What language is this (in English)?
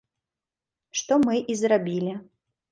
Belarusian